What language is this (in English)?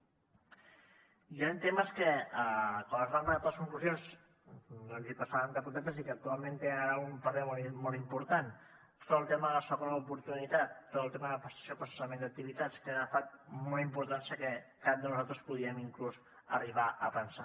Catalan